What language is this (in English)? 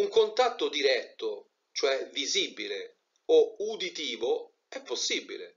Italian